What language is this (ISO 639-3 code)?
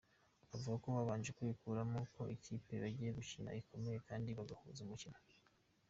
kin